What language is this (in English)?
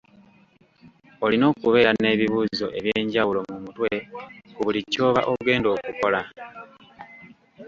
Ganda